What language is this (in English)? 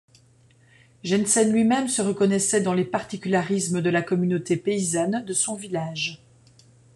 French